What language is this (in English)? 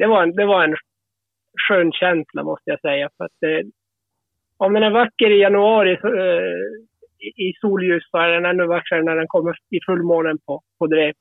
Swedish